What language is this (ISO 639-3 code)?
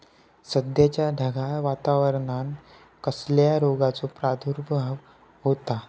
mar